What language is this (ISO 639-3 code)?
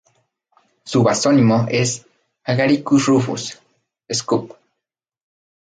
spa